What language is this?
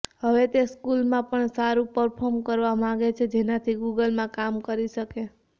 Gujarati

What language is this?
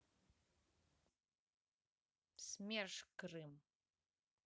Russian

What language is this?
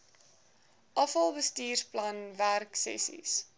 Afrikaans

